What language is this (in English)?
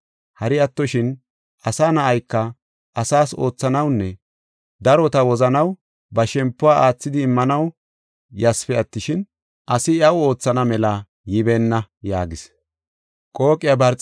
Gofa